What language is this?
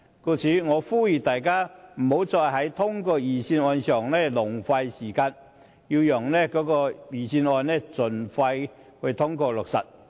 Cantonese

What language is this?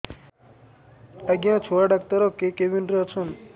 Odia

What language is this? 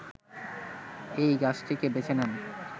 Bangla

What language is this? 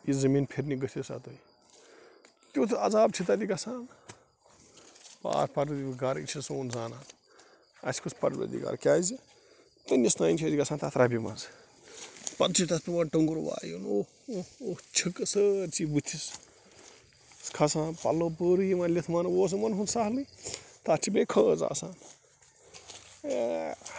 Kashmiri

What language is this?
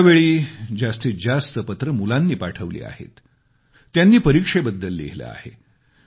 Marathi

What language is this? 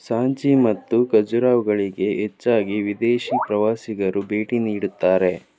Kannada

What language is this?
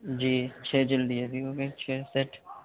Urdu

